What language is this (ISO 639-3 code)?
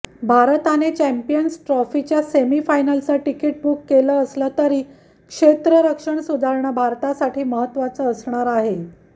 mar